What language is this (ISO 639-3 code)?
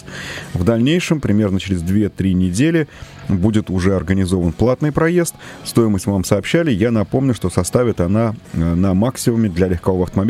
rus